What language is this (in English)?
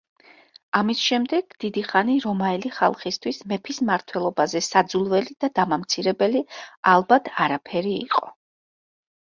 Georgian